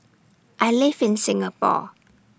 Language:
English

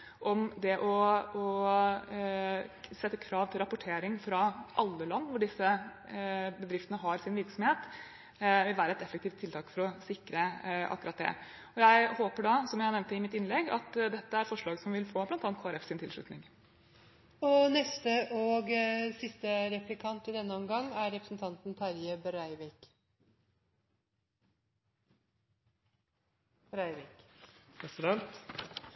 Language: Norwegian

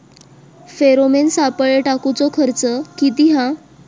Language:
Marathi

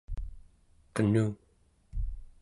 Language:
Central Yupik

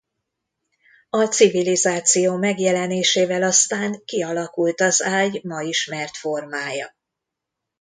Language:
Hungarian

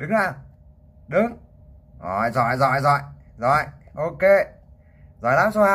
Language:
Vietnamese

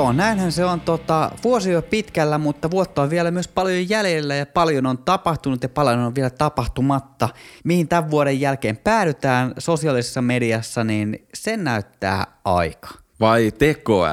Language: Finnish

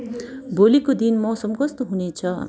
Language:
Nepali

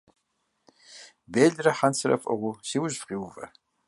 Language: Kabardian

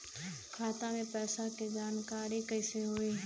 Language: Bhojpuri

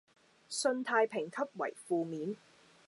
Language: Cantonese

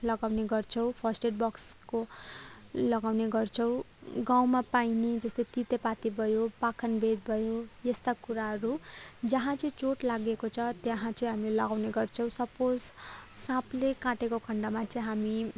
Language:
Nepali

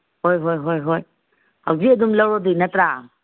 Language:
Manipuri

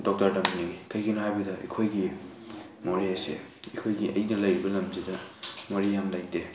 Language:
Manipuri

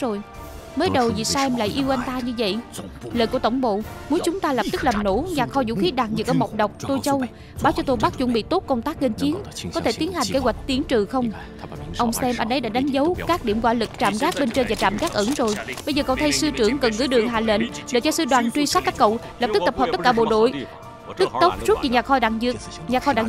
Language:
Vietnamese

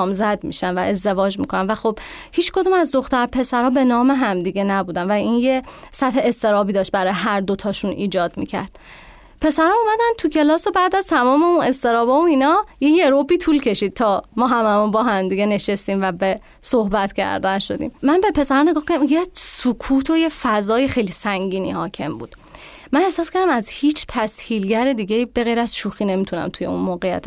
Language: Persian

